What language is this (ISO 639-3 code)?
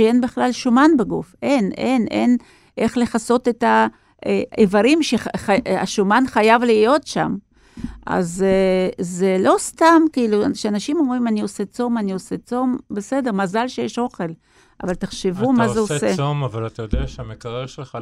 heb